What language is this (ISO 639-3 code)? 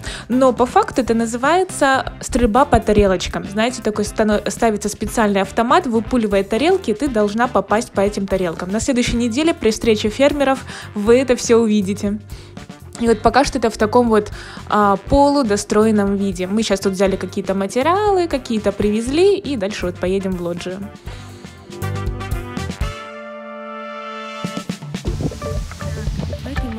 rus